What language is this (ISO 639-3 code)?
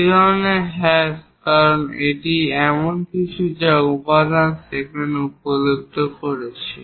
ben